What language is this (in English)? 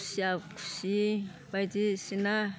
Bodo